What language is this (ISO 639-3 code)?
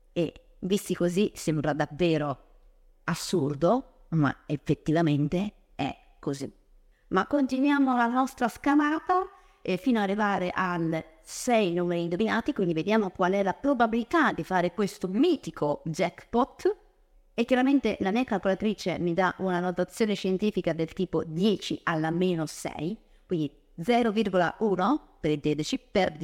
ita